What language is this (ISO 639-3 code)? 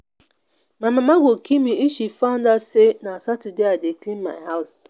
pcm